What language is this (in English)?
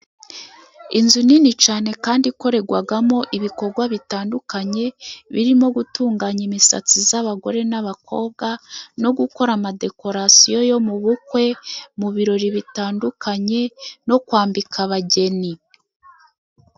Kinyarwanda